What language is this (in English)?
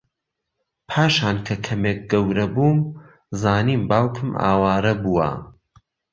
Central Kurdish